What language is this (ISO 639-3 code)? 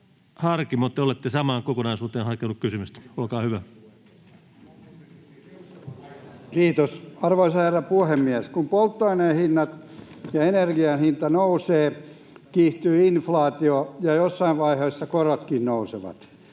fin